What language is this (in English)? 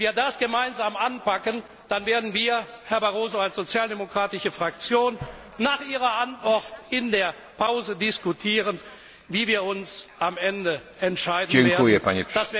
German